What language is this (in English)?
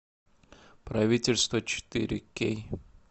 Russian